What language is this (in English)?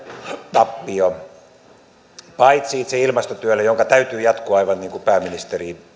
Finnish